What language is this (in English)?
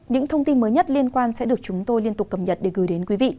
Vietnamese